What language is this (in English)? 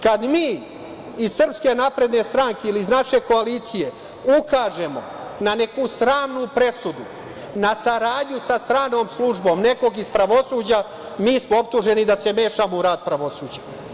Serbian